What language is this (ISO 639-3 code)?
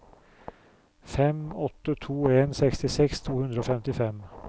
nor